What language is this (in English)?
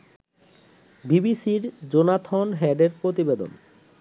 Bangla